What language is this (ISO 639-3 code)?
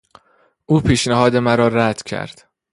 fas